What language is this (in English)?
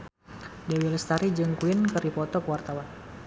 Sundanese